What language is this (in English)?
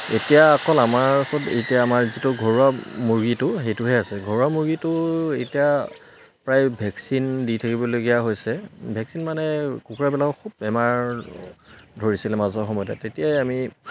Assamese